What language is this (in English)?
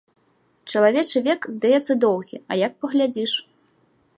Belarusian